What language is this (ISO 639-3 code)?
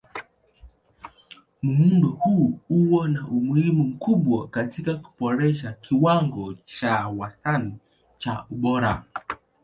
swa